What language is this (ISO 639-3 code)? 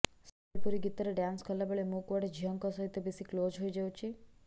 ori